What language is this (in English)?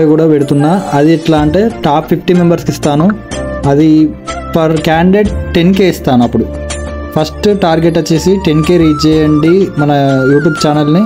Telugu